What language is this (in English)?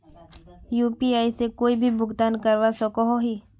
Magahi